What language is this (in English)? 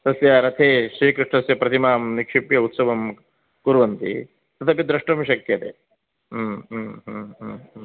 Sanskrit